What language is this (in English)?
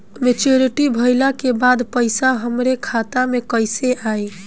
Bhojpuri